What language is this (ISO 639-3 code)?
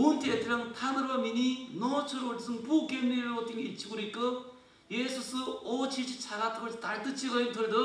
kor